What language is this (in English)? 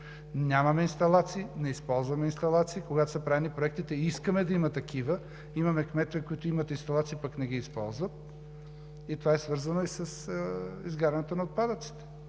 Bulgarian